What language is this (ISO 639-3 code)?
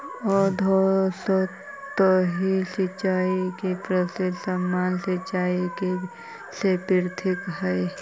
mag